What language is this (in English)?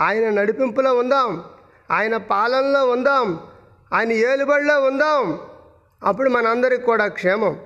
Telugu